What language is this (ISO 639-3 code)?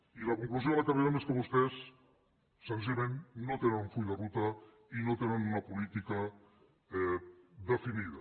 cat